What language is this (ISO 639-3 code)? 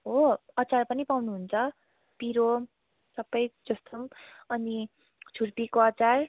nep